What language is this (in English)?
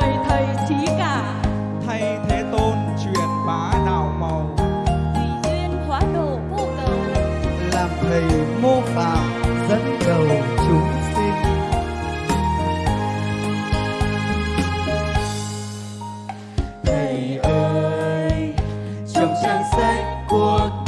Vietnamese